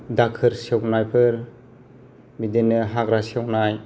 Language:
Bodo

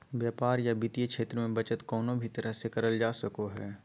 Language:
Magahi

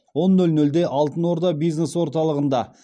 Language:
Kazakh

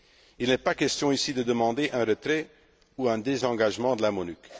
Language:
French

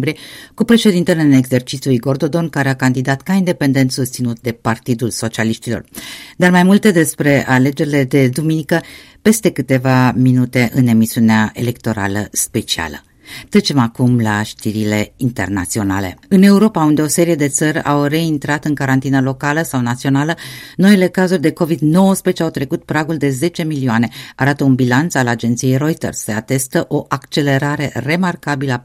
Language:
Romanian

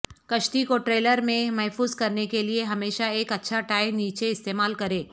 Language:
Urdu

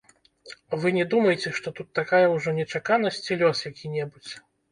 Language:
Belarusian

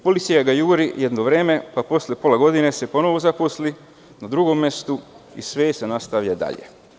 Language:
Serbian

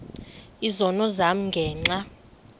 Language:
Xhosa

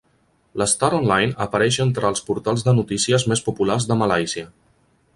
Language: Catalan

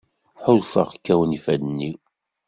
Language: Kabyle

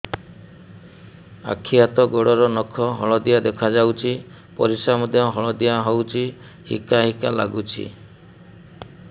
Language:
Odia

